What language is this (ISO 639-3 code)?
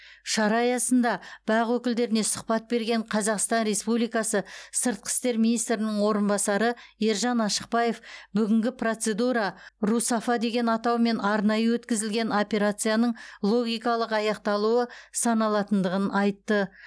kaz